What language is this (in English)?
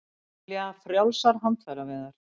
Icelandic